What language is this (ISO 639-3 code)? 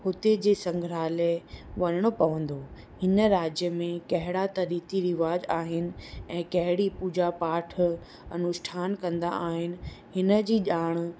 snd